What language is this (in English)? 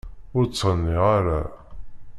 Kabyle